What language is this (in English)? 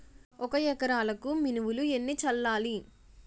Telugu